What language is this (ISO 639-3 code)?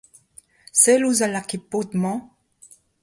bre